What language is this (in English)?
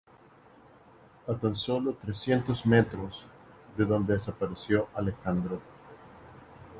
Spanish